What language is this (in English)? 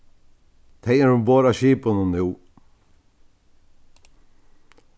Faroese